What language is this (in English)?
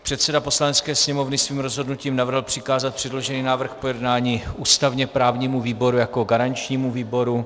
Czech